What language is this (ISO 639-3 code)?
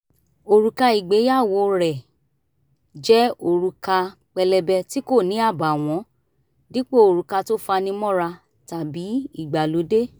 yor